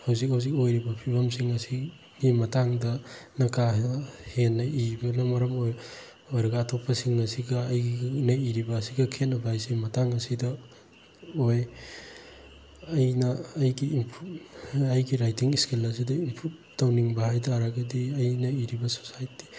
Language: Manipuri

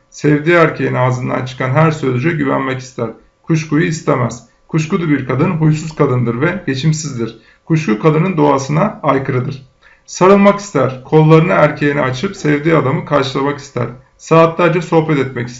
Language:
Turkish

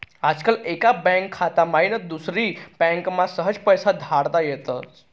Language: Marathi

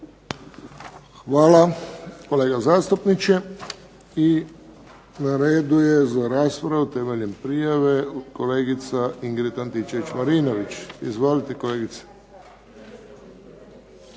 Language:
Croatian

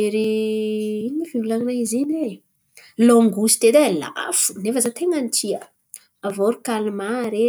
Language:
Antankarana Malagasy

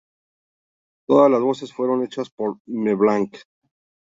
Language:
Spanish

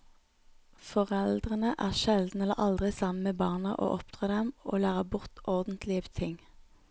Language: Norwegian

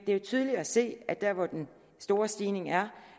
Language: Danish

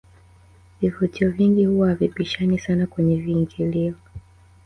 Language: Swahili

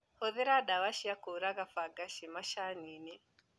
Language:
Kikuyu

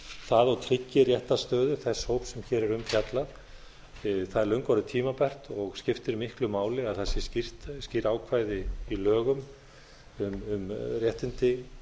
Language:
Icelandic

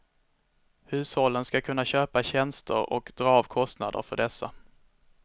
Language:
Swedish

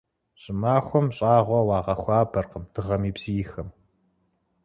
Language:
Kabardian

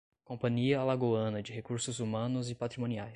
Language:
Portuguese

